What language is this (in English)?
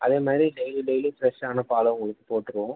Tamil